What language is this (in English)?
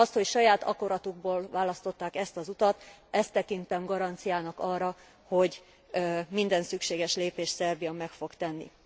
Hungarian